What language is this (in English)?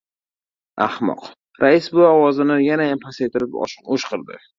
Uzbek